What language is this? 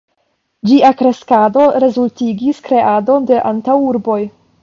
Esperanto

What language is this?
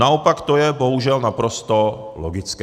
Czech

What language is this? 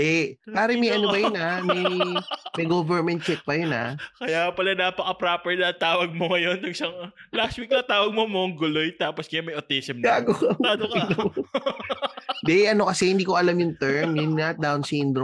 Filipino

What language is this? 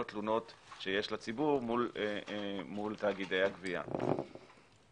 Hebrew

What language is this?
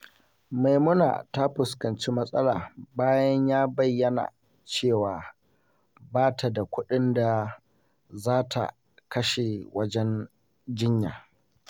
Hausa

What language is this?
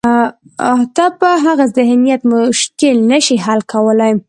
Pashto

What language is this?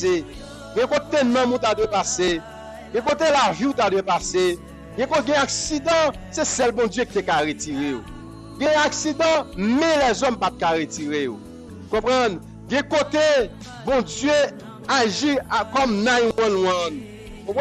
French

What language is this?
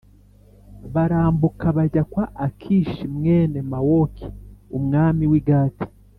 Kinyarwanda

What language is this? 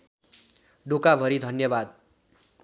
Nepali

